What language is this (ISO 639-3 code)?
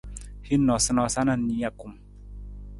nmz